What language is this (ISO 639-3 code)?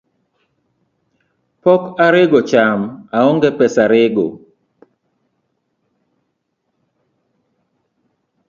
luo